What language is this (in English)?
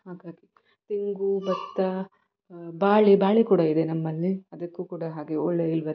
Kannada